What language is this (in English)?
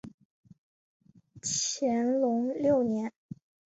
Chinese